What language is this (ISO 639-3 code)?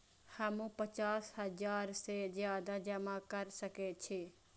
mai